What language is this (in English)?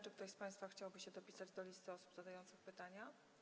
Polish